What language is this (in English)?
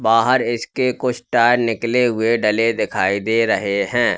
Hindi